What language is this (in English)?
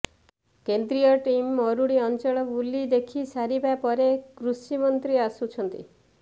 Odia